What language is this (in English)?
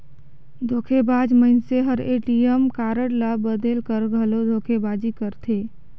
Chhattisgarhi